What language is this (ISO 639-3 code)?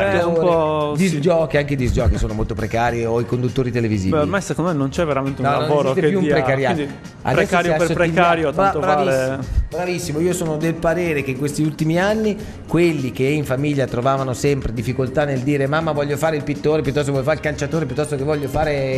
ita